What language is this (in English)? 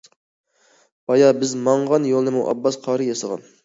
Uyghur